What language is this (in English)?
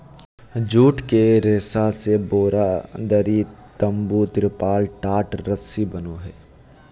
Magahi